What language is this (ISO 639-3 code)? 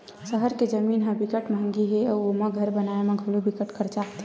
hne